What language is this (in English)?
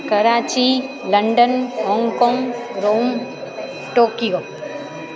Sindhi